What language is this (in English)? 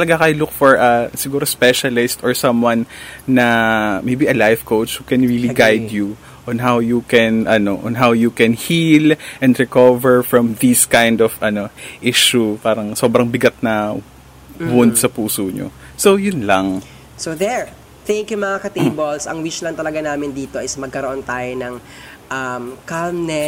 Filipino